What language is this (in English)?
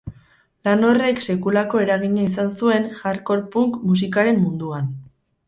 Basque